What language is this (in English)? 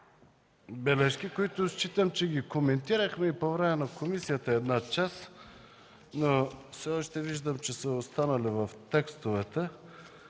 Bulgarian